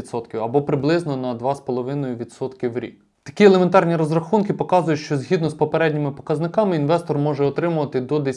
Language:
Ukrainian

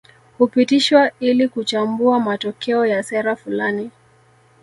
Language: Swahili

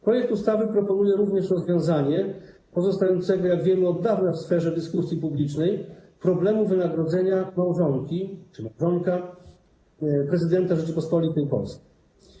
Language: Polish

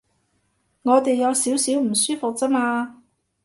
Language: Cantonese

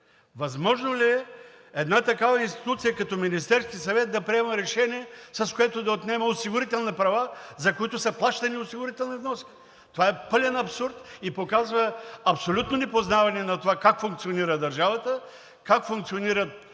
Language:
Bulgarian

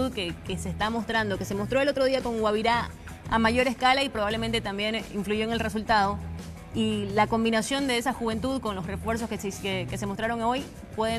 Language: Spanish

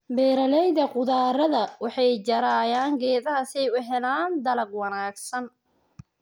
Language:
Somali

